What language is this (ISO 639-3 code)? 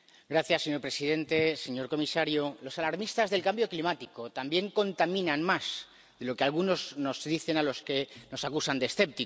spa